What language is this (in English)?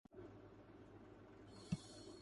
Urdu